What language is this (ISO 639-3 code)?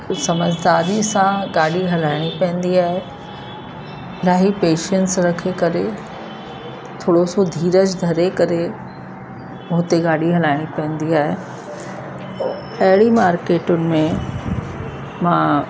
snd